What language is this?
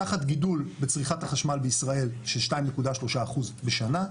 Hebrew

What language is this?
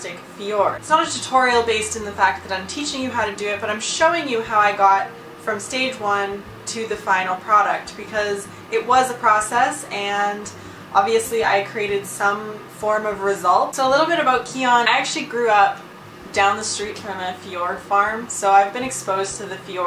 English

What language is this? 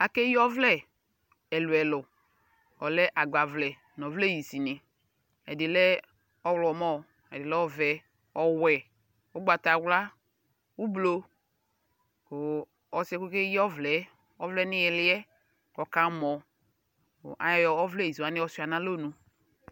Ikposo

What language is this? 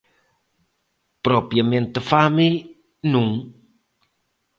Galician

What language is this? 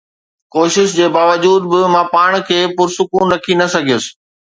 Sindhi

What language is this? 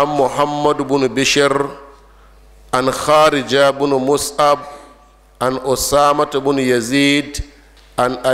Arabic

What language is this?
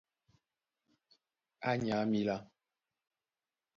Duala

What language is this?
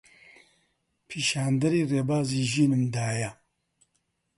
Central Kurdish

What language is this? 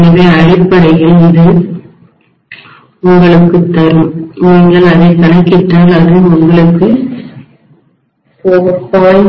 Tamil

